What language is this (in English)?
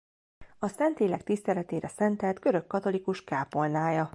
Hungarian